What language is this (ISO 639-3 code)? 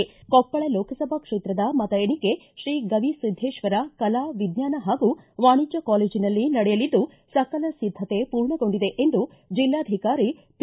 kan